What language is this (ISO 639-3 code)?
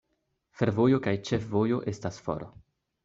epo